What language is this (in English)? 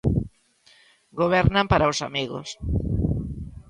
Galician